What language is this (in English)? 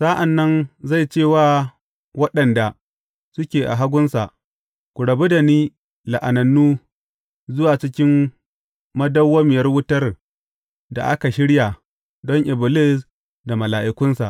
Hausa